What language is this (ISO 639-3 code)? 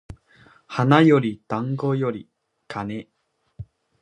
jpn